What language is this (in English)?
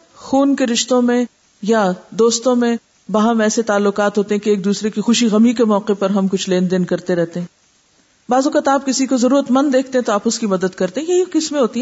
Urdu